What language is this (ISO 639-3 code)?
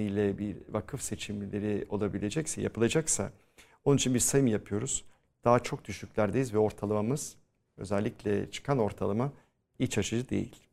tur